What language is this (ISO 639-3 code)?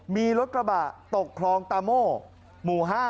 tha